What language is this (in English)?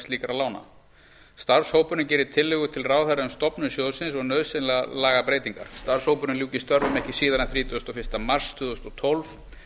Icelandic